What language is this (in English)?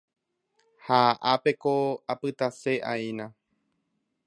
Guarani